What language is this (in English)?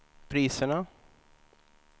Swedish